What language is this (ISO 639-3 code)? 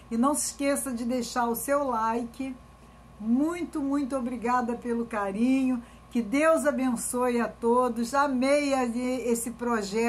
por